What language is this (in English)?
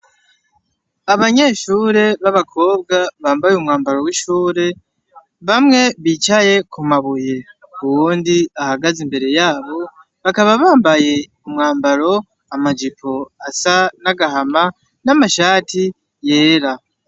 Rundi